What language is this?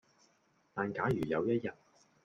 Cantonese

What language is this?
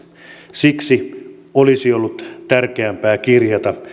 Finnish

